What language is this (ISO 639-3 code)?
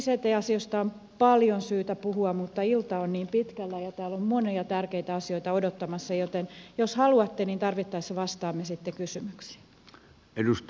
fin